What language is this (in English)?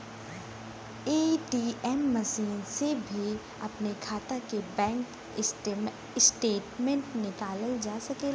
Bhojpuri